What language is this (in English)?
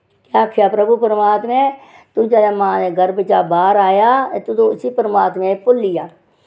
Dogri